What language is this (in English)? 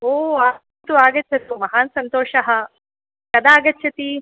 Sanskrit